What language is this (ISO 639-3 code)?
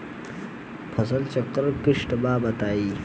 bho